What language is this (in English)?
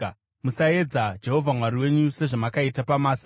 Shona